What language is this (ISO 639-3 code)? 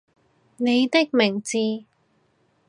yue